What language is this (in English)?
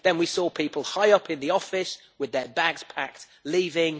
English